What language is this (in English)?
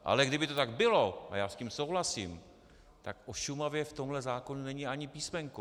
Czech